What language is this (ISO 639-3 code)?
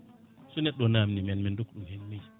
ful